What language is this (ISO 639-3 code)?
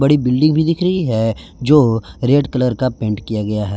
hin